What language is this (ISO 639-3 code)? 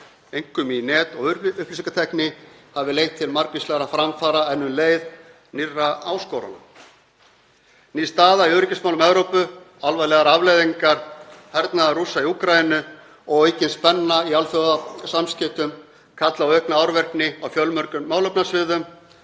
isl